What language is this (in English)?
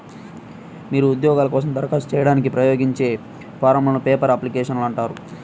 Telugu